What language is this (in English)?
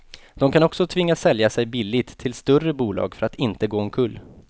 Swedish